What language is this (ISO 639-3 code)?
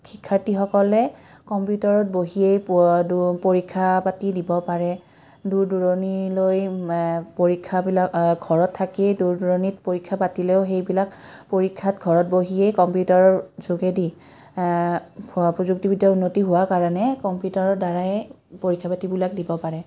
asm